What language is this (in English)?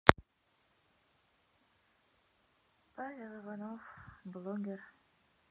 Russian